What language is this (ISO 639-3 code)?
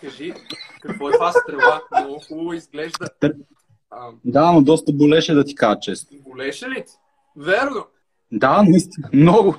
bul